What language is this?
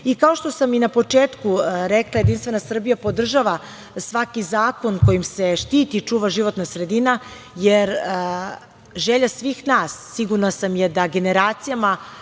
Serbian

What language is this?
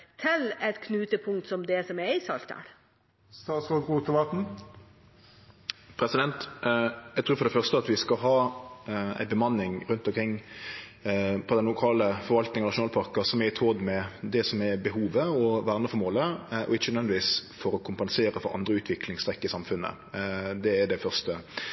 Norwegian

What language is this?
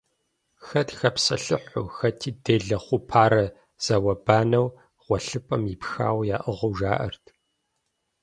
Kabardian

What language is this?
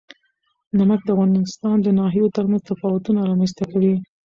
Pashto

